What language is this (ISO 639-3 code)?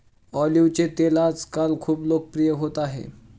mar